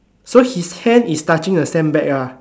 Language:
English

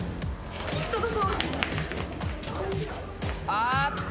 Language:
Japanese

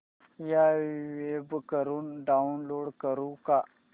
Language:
Marathi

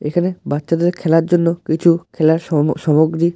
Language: Bangla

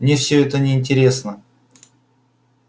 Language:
Russian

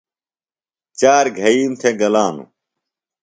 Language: Phalura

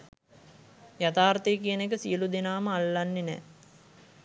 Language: Sinhala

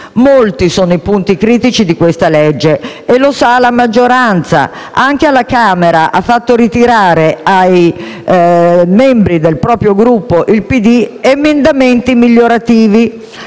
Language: Italian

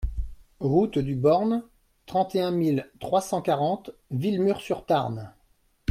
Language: French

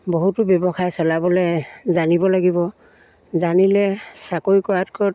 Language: Assamese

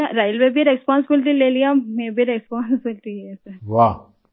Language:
Urdu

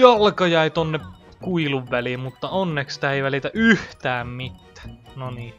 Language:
Finnish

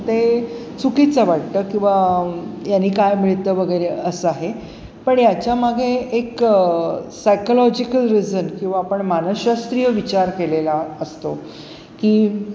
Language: Marathi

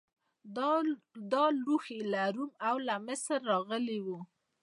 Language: Pashto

